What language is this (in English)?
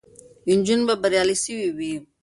Pashto